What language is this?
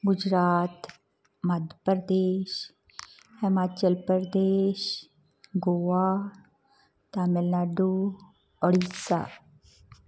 Punjabi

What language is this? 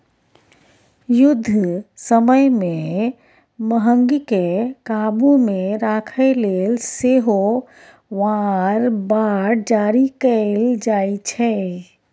Maithili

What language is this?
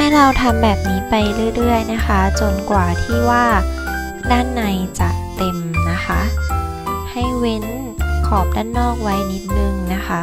Thai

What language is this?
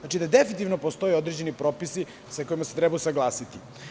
Serbian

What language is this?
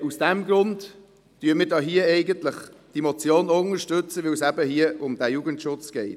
Swiss German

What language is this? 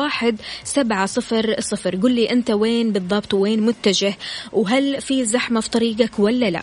Arabic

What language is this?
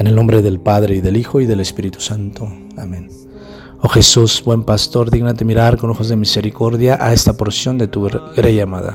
Spanish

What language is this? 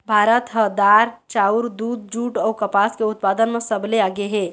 Chhattisgarhi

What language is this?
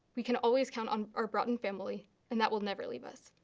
English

